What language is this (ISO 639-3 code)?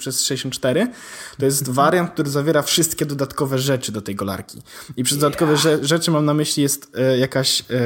pol